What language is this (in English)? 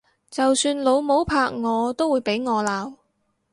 Cantonese